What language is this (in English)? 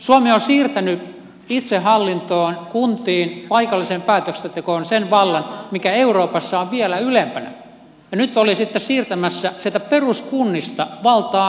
Finnish